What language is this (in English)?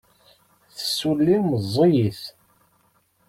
Kabyle